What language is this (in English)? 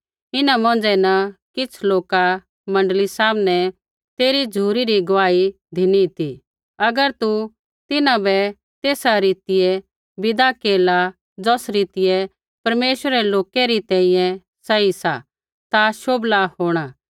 Kullu Pahari